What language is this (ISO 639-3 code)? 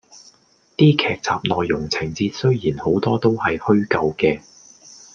yue